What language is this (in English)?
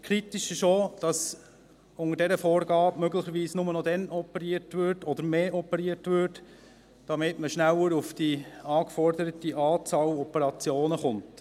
Swiss German